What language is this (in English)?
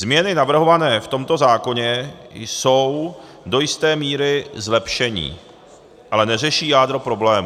Czech